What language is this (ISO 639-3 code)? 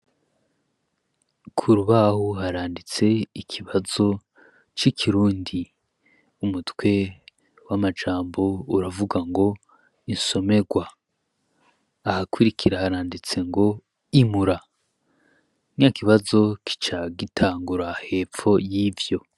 run